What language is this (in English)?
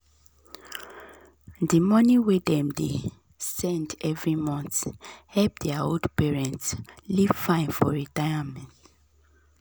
Nigerian Pidgin